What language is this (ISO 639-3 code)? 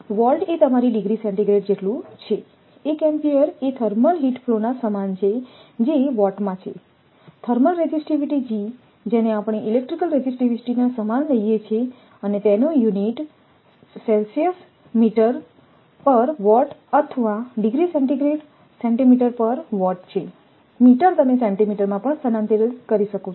guj